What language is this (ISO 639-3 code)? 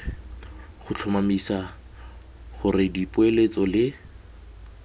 tsn